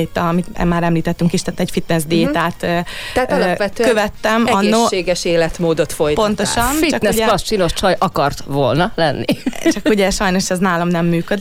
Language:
Hungarian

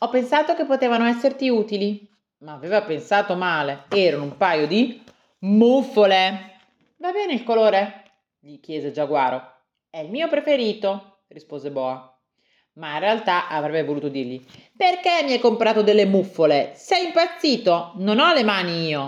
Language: Italian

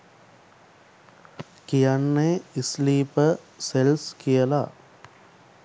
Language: Sinhala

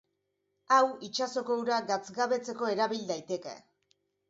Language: Basque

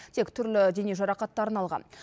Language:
Kazakh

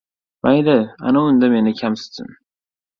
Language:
Uzbek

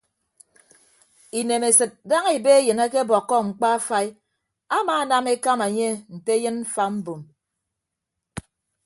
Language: Ibibio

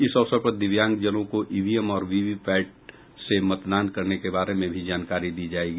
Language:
Hindi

